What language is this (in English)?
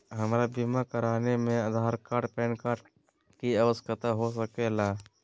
Magahi